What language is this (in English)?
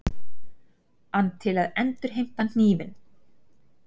Icelandic